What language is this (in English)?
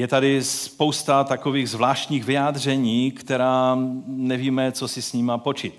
Czech